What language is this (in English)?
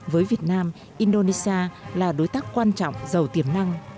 Vietnamese